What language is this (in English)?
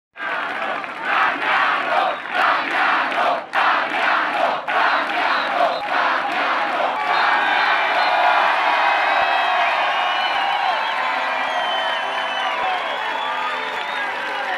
Italian